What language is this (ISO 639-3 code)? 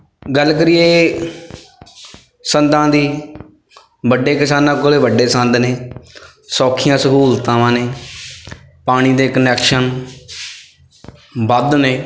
pan